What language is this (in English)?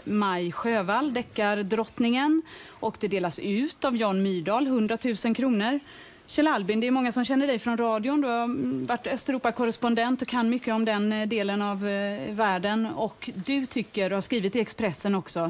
Swedish